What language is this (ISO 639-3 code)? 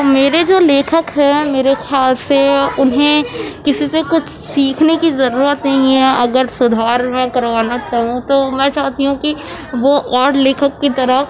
urd